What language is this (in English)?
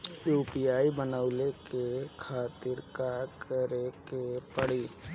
Bhojpuri